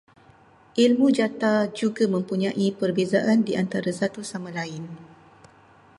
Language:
Malay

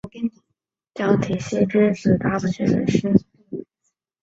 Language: Chinese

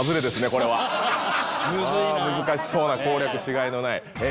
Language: Japanese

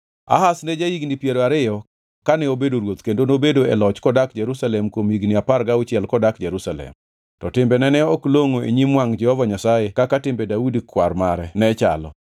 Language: Luo (Kenya and Tanzania)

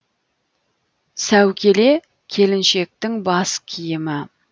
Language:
Kazakh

